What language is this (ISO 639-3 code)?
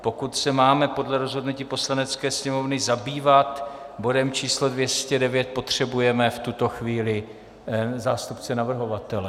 ces